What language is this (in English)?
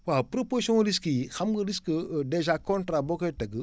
Wolof